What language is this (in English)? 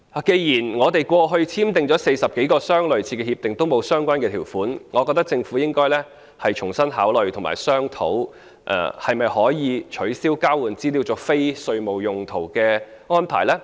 Cantonese